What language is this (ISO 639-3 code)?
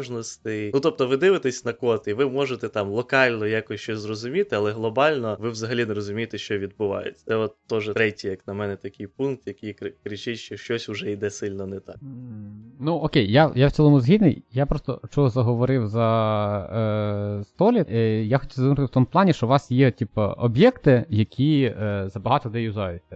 ukr